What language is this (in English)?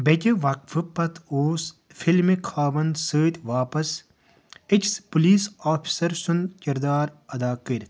Kashmiri